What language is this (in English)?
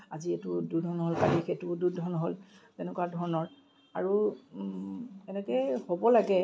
Assamese